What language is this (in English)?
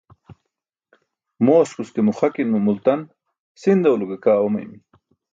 Burushaski